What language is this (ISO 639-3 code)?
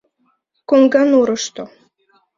chm